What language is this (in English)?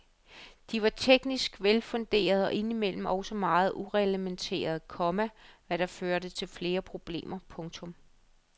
Danish